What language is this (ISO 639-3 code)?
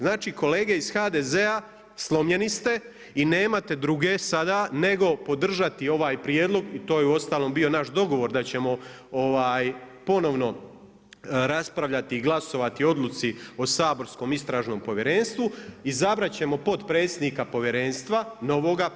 hrv